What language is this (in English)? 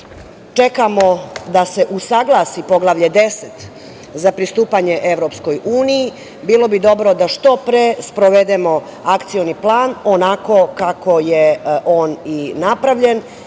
Serbian